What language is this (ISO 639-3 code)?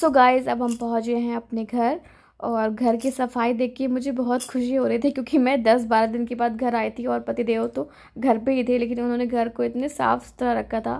hin